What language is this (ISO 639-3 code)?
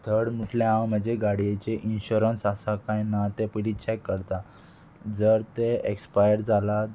kok